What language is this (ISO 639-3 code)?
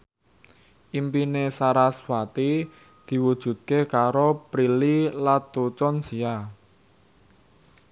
jav